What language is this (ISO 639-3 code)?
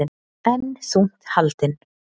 isl